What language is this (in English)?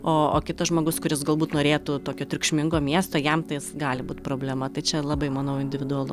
Lithuanian